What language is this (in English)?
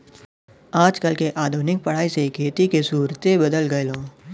Bhojpuri